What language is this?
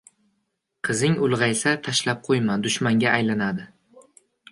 Uzbek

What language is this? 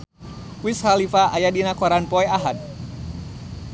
Sundanese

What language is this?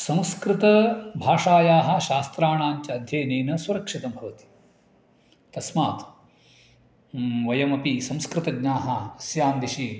Sanskrit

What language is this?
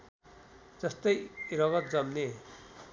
Nepali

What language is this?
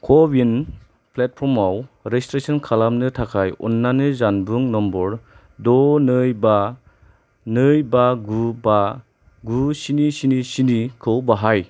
Bodo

